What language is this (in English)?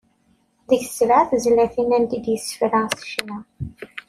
Kabyle